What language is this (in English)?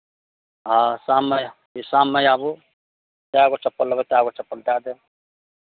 Maithili